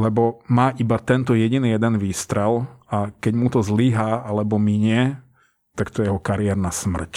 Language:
Slovak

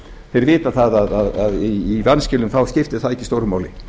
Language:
Icelandic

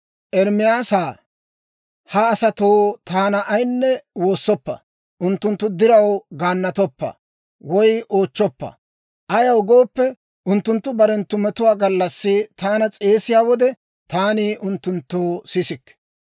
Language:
Dawro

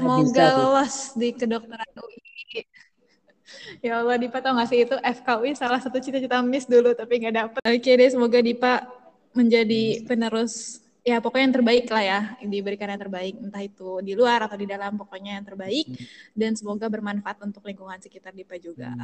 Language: Indonesian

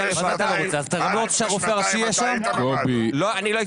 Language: Hebrew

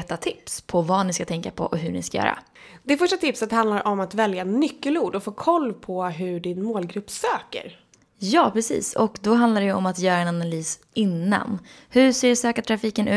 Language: Swedish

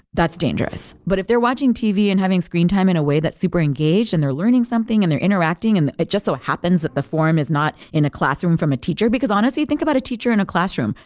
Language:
English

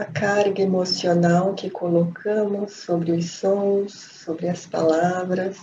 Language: Portuguese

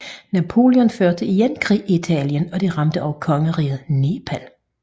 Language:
Danish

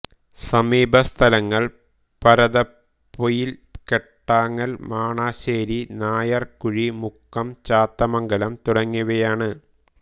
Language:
Malayalam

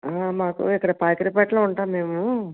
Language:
Telugu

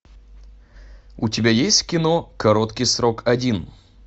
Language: Russian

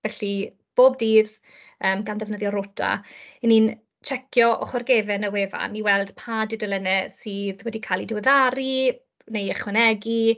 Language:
Welsh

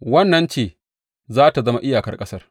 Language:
Hausa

